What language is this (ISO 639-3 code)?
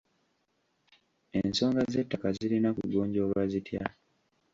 lug